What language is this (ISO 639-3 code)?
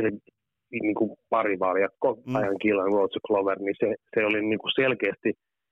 fin